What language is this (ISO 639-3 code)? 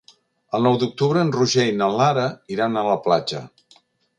cat